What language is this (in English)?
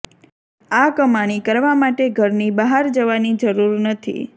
Gujarati